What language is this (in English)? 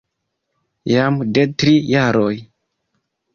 Esperanto